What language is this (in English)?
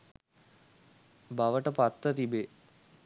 Sinhala